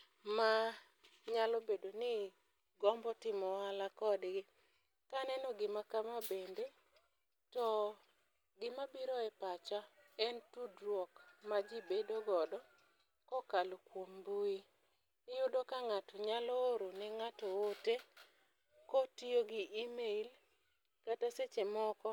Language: Luo (Kenya and Tanzania)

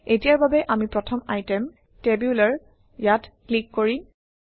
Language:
Assamese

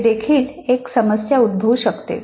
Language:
Marathi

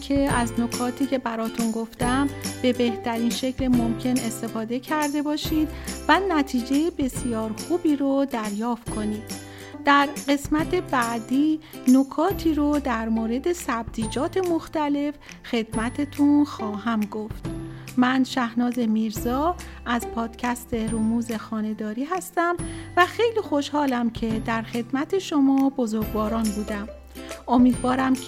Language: Persian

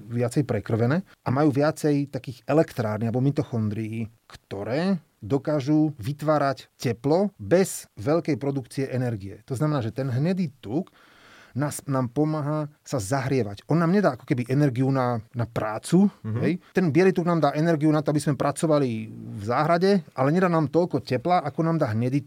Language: Slovak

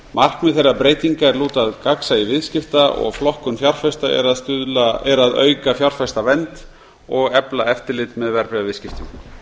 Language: Icelandic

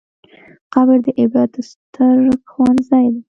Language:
Pashto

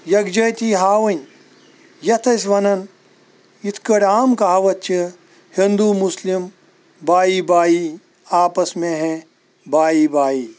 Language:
Kashmiri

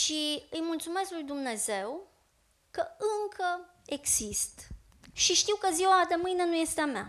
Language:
Romanian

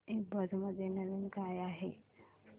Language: Marathi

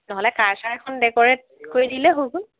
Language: Assamese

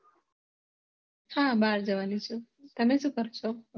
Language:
Gujarati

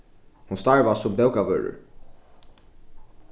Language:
Faroese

